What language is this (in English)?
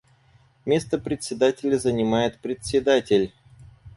Russian